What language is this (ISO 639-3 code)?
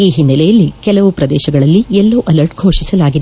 kan